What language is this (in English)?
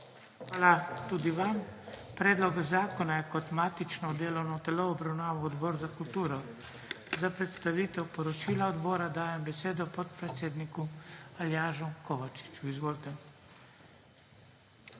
Slovenian